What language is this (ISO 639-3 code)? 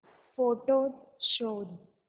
mar